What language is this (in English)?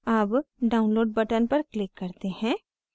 Hindi